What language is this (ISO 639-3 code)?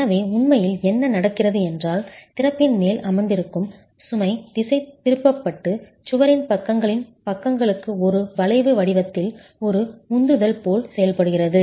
tam